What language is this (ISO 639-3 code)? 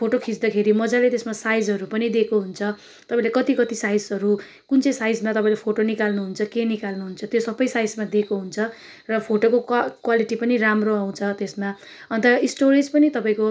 nep